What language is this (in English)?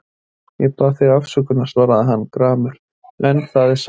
Icelandic